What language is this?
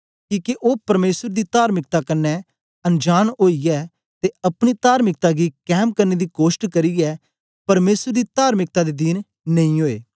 Dogri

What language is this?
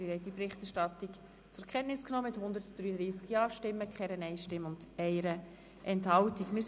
Swiss German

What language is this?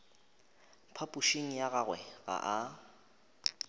Northern Sotho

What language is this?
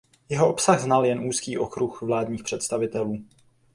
Czech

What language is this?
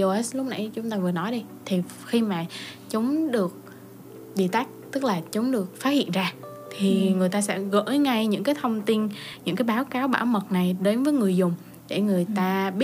Vietnamese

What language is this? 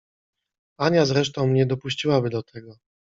Polish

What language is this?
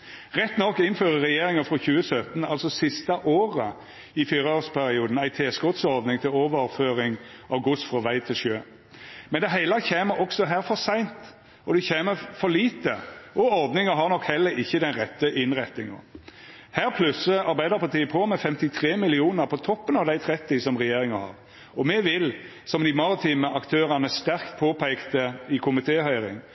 Norwegian Nynorsk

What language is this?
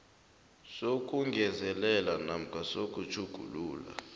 South Ndebele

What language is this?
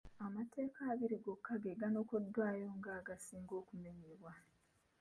Ganda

